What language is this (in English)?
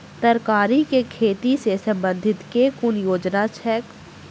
Maithili